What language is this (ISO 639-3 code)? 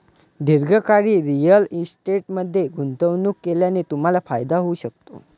mar